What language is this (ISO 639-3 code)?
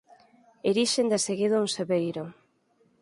glg